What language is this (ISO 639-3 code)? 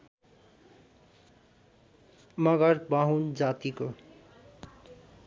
nep